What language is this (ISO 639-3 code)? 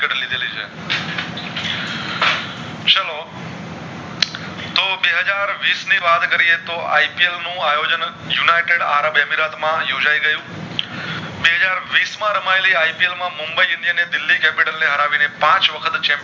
guj